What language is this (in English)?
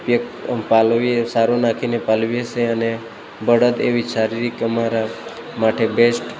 Gujarati